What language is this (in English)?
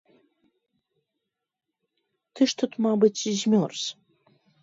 Belarusian